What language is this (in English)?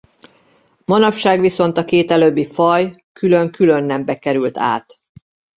Hungarian